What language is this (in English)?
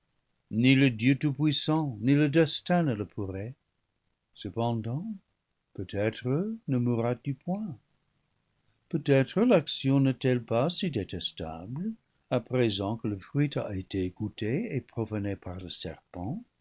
French